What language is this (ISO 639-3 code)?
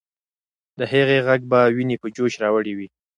pus